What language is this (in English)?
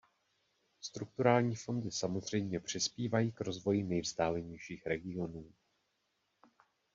Czech